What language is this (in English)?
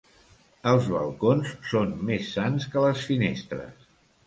Catalan